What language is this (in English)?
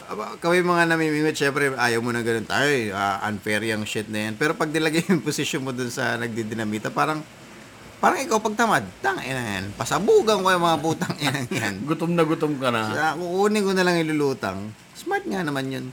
Filipino